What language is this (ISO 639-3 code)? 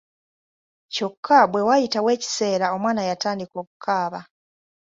lug